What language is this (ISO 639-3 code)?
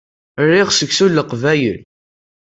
kab